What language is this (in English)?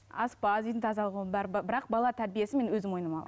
Kazakh